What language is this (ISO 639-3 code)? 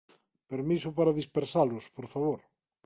glg